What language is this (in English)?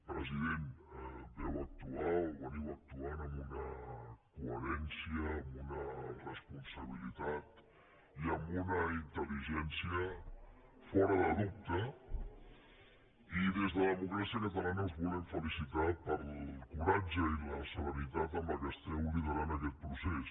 Catalan